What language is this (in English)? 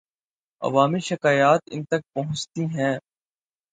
Urdu